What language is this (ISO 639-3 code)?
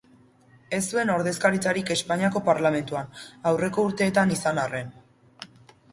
eus